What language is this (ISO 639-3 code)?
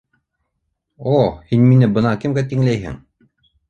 bak